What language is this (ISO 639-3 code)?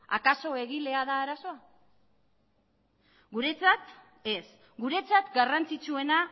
eus